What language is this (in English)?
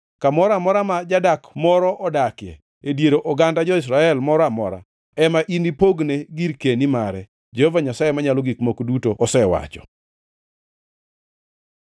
Luo (Kenya and Tanzania)